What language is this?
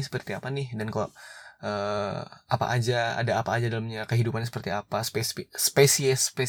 Indonesian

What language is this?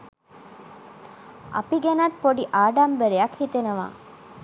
Sinhala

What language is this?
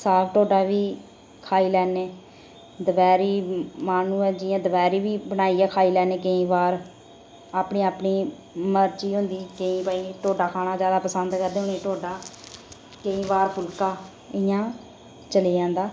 Dogri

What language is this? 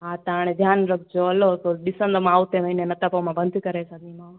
Sindhi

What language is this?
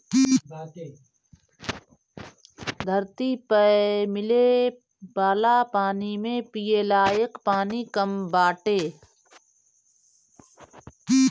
Bhojpuri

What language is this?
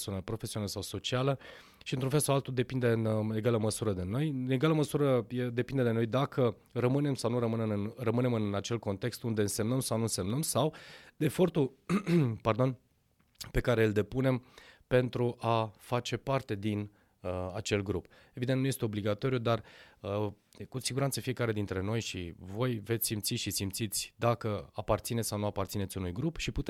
Romanian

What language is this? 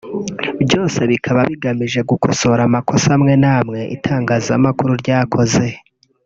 Kinyarwanda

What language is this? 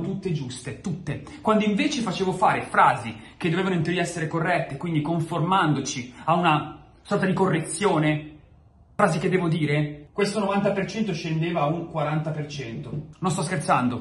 Italian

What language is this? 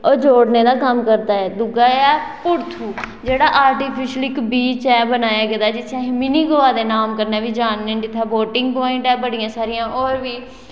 Dogri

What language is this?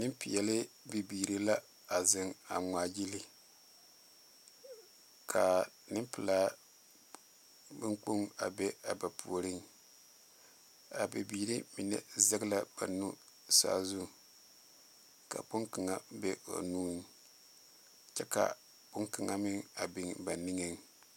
Southern Dagaare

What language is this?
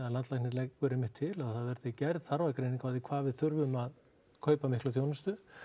Icelandic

